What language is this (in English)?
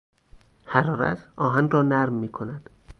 Persian